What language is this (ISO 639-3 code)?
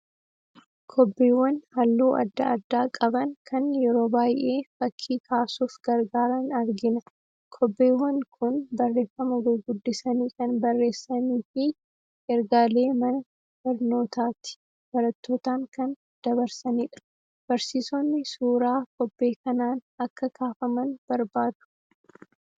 orm